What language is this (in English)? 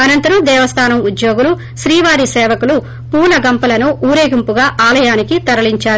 Telugu